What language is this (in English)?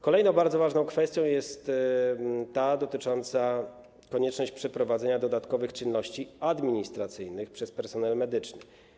Polish